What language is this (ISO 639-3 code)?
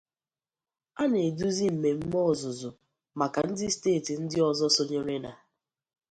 ibo